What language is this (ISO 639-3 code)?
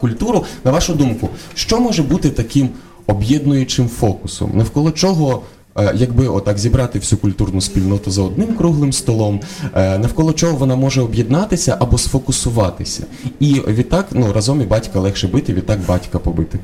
ukr